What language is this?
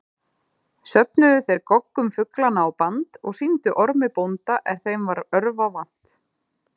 Icelandic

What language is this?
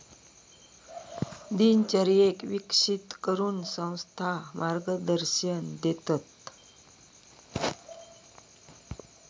Marathi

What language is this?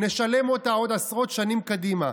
Hebrew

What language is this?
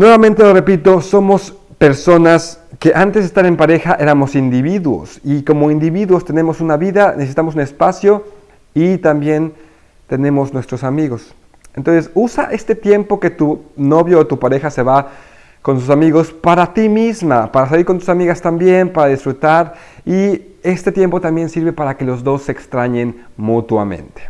Spanish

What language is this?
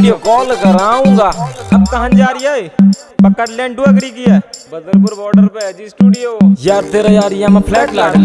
Hindi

